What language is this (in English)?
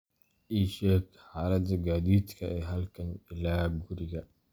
Somali